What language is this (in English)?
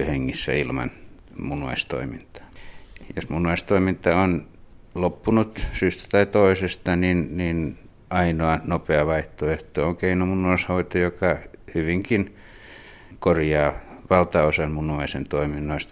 Finnish